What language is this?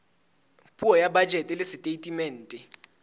Southern Sotho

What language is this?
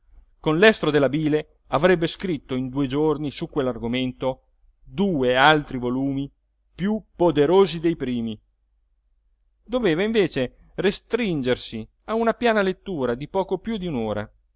Italian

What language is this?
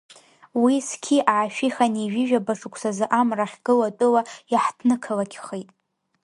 Abkhazian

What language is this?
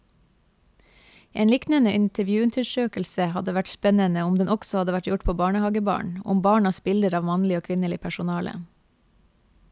Norwegian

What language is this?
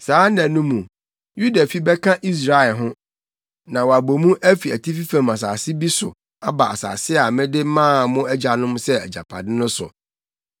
Akan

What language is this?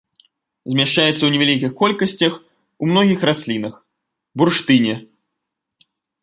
Belarusian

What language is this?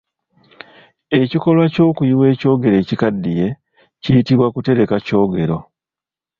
Ganda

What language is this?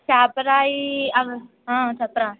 Telugu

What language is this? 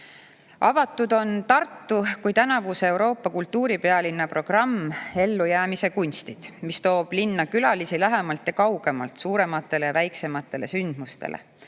Estonian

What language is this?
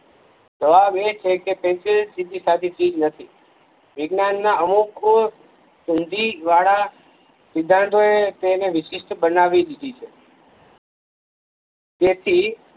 Gujarati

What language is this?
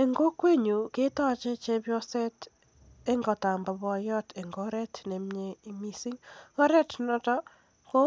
Kalenjin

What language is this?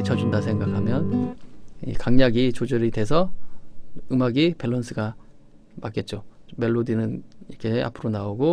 Korean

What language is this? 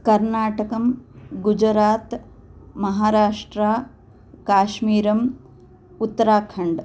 Sanskrit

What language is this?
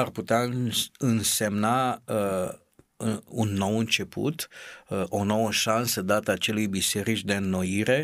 Romanian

